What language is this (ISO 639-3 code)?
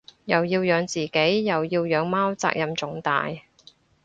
yue